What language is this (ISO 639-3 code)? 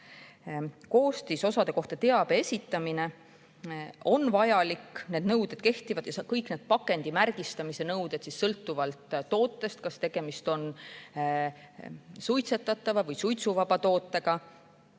est